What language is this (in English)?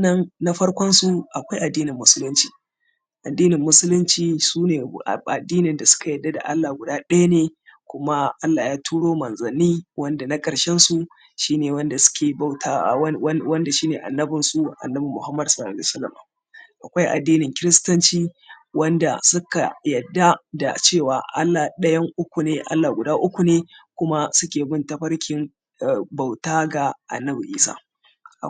Hausa